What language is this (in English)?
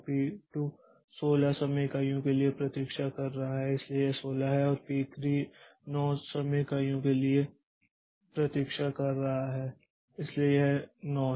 Hindi